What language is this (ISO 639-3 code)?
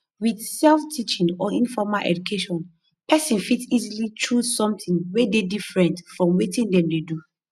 pcm